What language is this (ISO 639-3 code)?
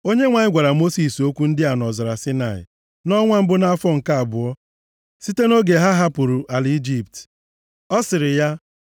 ibo